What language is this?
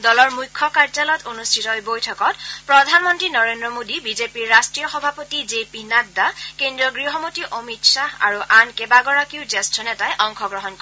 Assamese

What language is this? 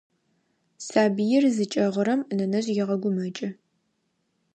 Adyghe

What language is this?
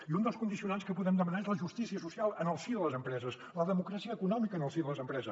Catalan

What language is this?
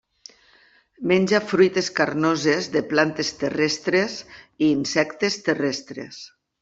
Catalan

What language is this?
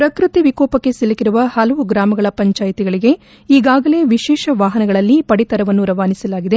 Kannada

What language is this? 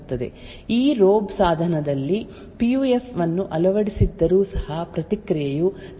Kannada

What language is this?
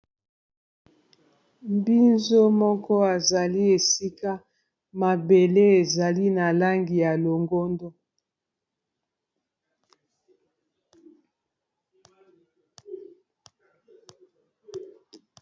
Lingala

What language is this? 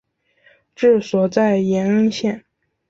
Chinese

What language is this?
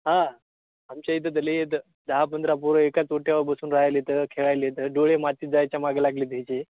Marathi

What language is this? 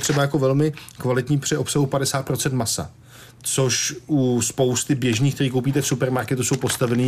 Czech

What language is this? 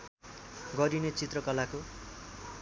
Nepali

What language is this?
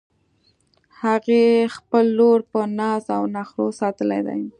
Pashto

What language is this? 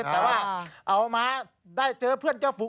Thai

